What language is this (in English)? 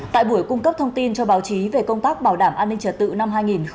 Vietnamese